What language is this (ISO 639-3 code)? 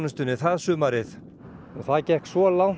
isl